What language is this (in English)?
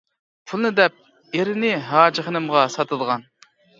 Uyghur